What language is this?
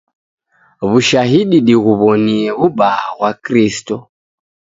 Taita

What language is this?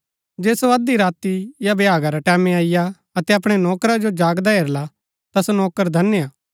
Gaddi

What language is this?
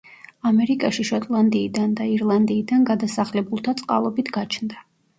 Georgian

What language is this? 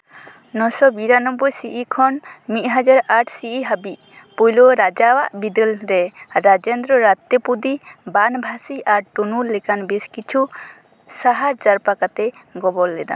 Santali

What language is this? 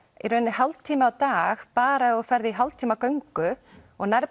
Icelandic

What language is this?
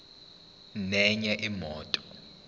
Zulu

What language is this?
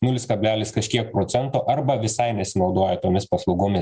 Lithuanian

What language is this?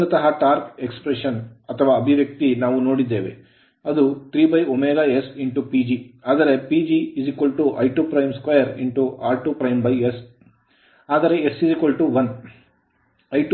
Kannada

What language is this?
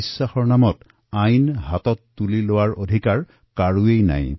Assamese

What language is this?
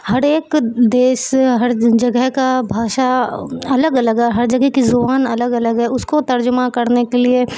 Urdu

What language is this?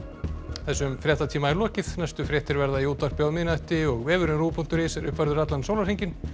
Icelandic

